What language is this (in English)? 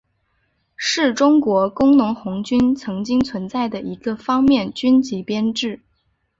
Chinese